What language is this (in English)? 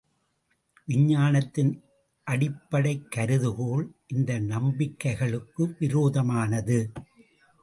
Tamil